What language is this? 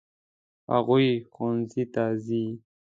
Pashto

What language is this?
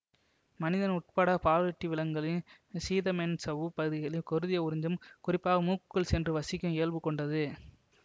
Tamil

